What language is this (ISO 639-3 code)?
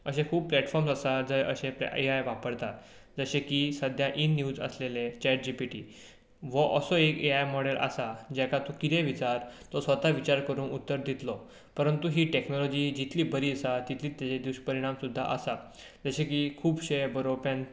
kok